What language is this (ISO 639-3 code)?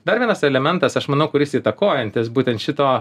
lit